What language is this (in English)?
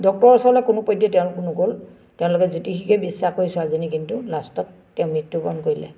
Assamese